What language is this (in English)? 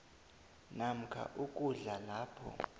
South Ndebele